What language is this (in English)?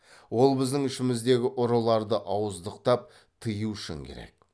Kazakh